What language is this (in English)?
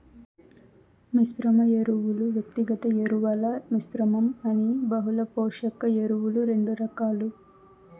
Telugu